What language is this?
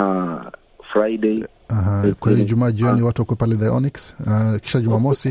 Swahili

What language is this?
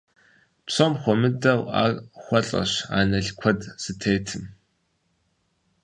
Kabardian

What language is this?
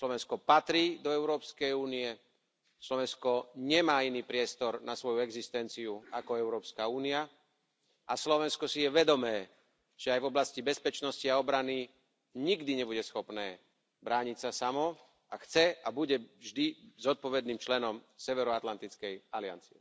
Slovak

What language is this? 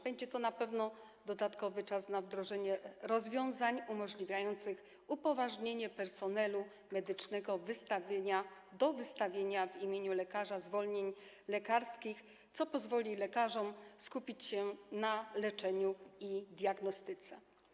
Polish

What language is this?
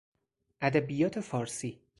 Persian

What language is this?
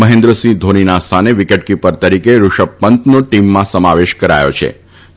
Gujarati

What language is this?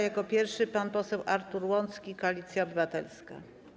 Polish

